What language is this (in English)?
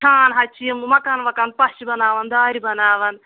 Kashmiri